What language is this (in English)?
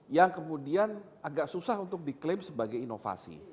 Indonesian